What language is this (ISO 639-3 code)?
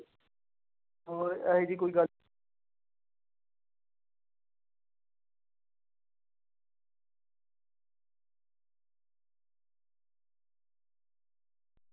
pan